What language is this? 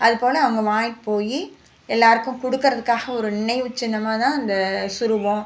Tamil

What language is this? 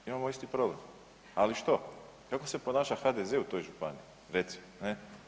Croatian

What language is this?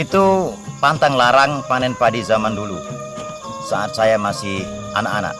Indonesian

